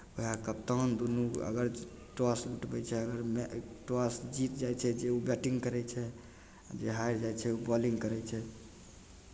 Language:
Maithili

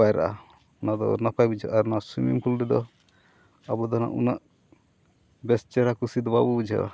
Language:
Santali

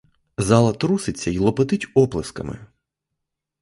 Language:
Ukrainian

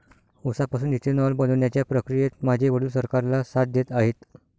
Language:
Marathi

